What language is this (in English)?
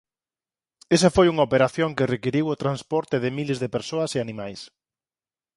Galician